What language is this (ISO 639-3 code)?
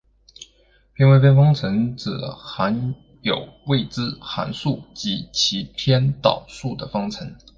zho